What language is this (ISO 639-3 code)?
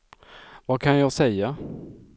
swe